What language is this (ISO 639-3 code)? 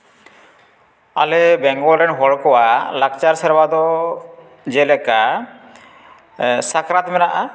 sat